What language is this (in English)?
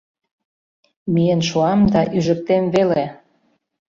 Mari